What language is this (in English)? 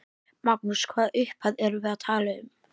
Icelandic